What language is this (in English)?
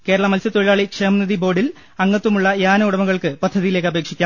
Malayalam